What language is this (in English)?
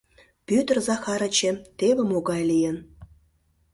Mari